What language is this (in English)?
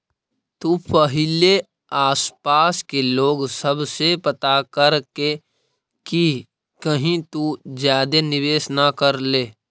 Magahi